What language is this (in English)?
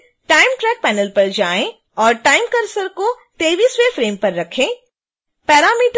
Hindi